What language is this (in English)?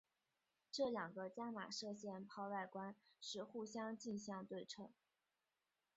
Chinese